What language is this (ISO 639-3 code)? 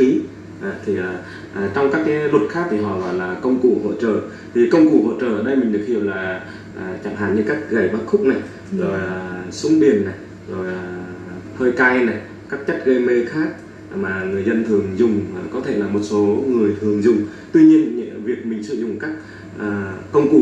vie